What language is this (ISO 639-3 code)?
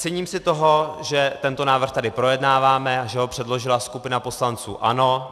ces